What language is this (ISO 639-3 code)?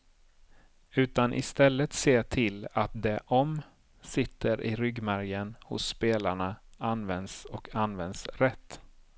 swe